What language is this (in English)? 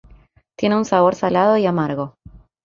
Spanish